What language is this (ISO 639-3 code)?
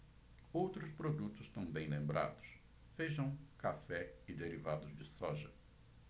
por